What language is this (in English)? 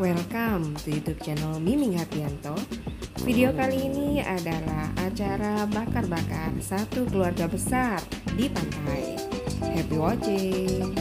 Indonesian